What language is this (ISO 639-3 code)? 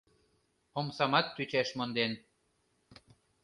chm